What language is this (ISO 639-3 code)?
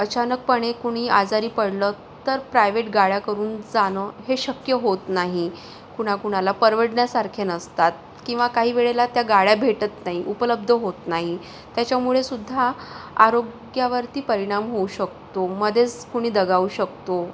mar